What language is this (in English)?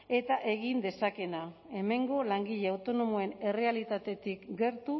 Basque